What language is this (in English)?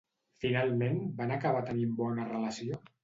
Catalan